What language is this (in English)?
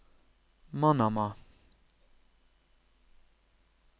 Norwegian